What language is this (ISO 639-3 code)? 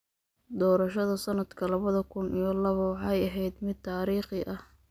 som